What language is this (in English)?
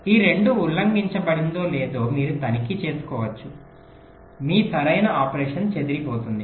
Telugu